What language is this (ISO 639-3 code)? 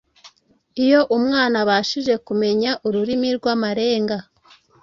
kin